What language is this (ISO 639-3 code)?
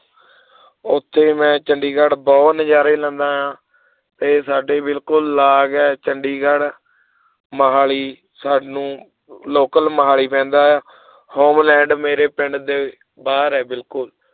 pan